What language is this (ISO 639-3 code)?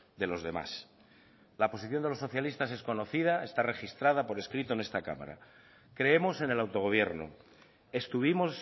spa